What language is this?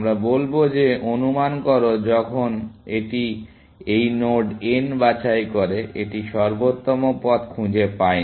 Bangla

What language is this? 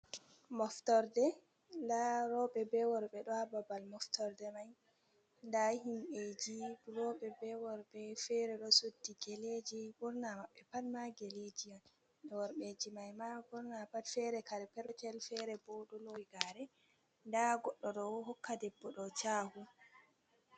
Fula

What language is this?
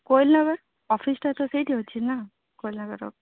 Odia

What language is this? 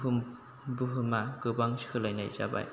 Bodo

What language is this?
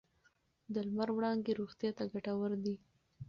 Pashto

